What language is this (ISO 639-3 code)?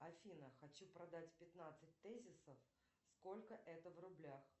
rus